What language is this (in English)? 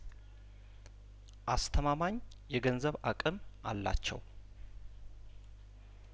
Amharic